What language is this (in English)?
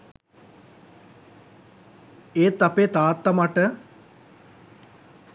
Sinhala